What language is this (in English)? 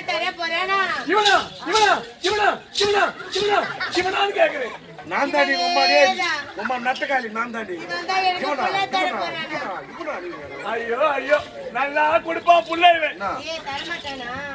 Arabic